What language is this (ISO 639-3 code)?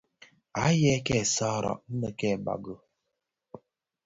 ksf